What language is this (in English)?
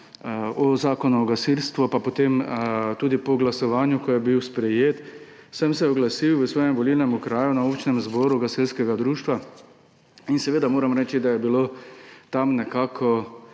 Slovenian